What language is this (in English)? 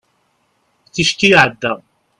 Kabyle